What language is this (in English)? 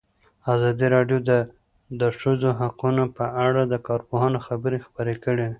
Pashto